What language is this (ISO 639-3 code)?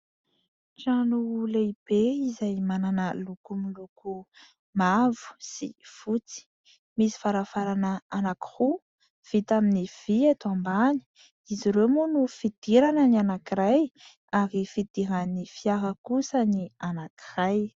mlg